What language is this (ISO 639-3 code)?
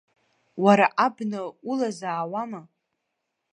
abk